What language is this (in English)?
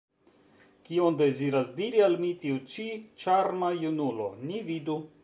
Esperanto